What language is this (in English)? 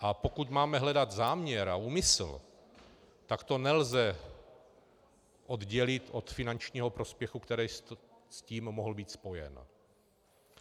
Czech